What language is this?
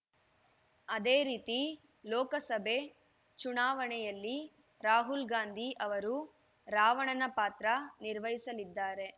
Kannada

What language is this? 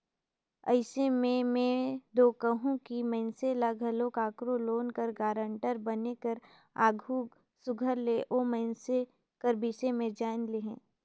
Chhattisgarhi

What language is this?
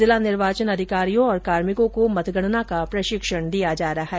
Hindi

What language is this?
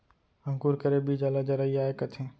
Chhattisgarhi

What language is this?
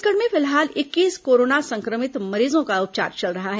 Hindi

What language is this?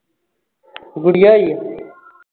Punjabi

